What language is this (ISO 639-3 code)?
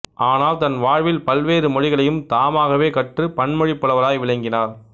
tam